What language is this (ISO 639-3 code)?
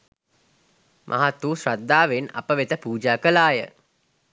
sin